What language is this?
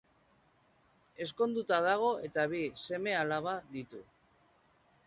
Basque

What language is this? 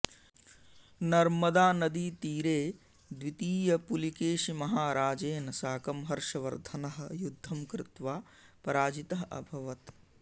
Sanskrit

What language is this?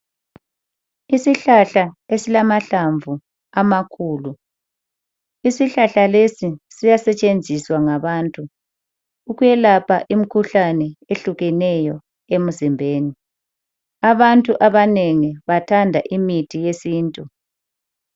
North Ndebele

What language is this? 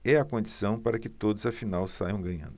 Portuguese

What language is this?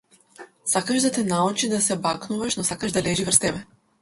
Macedonian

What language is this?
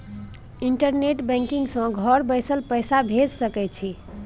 Maithili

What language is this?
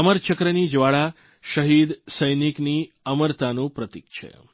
Gujarati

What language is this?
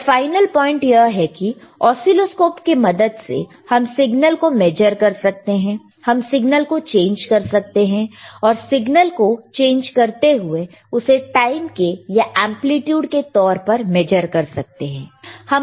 Hindi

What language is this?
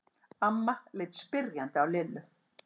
Icelandic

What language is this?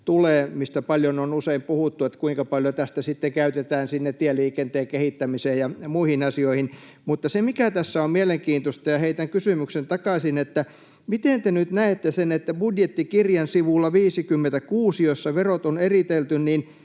Finnish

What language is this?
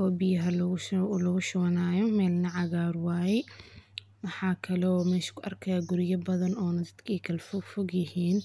Somali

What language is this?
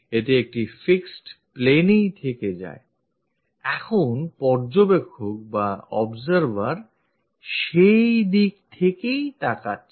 Bangla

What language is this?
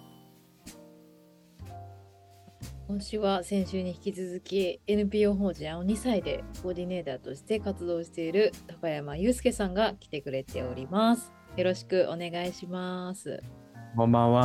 Japanese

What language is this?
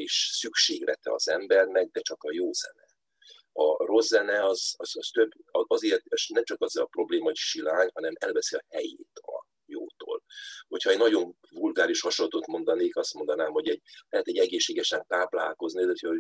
Hungarian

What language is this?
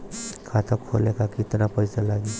Bhojpuri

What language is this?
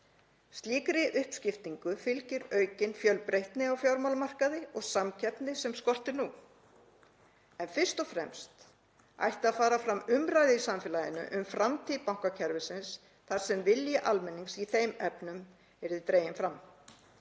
Icelandic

